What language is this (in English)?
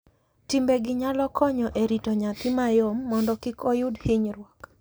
Luo (Kenya and Tanzania)